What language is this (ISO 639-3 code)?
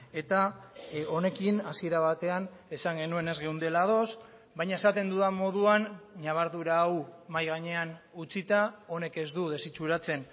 eus